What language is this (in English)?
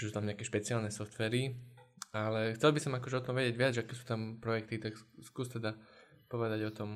Slovak